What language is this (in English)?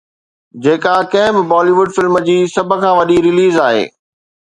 Sindhi